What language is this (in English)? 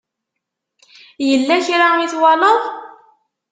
Kabyle